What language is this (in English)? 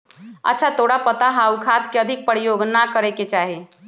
Magahi